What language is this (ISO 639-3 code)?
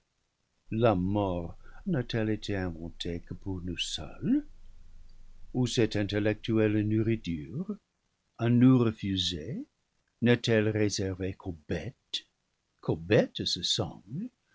fra